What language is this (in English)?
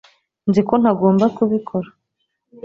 Kinyarwanda